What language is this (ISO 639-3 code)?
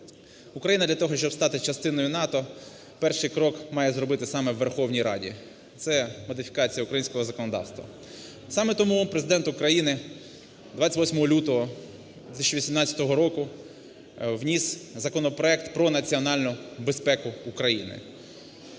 ukr